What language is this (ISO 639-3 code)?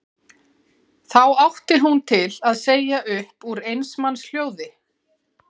isl